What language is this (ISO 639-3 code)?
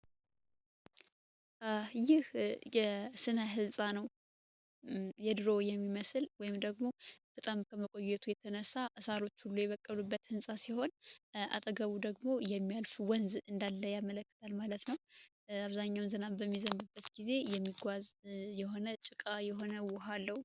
amh